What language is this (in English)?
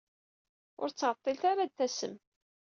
Kabyle